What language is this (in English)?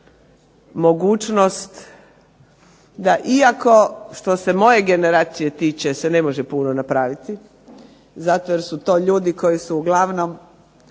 Croatian